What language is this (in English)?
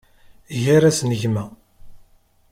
Kabyle